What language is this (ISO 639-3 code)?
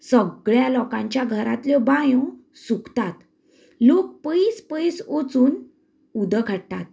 kok